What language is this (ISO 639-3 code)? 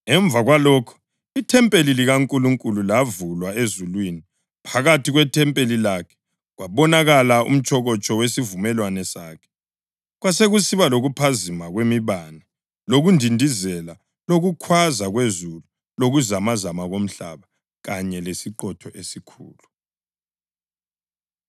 nde